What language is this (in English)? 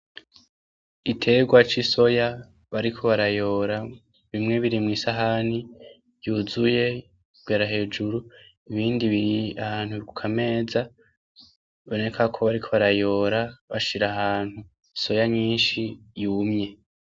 Rundi